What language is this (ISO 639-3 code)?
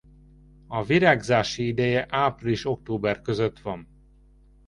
hun